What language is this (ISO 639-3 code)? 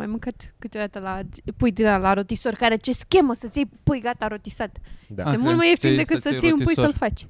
ron